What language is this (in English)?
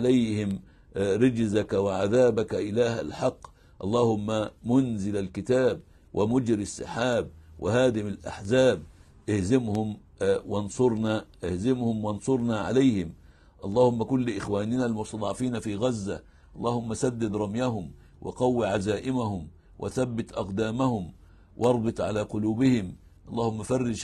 Arabic